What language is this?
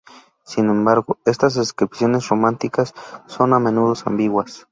Spanish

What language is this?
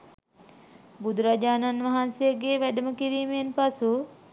Sinhala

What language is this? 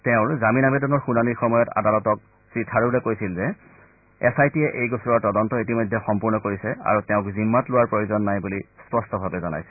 Assamese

